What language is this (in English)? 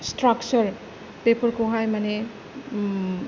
Bodo